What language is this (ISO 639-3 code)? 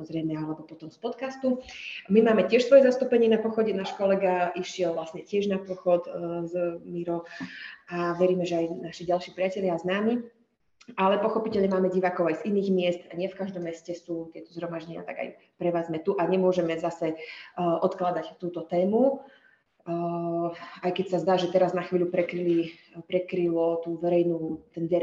slk